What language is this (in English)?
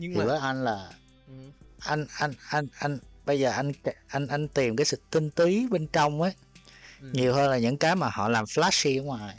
Vietnamese